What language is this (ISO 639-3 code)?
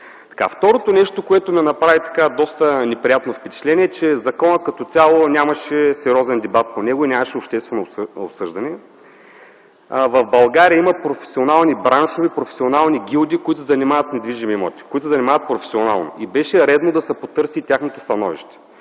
bul